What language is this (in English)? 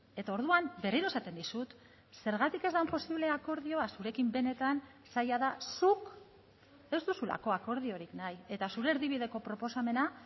Basque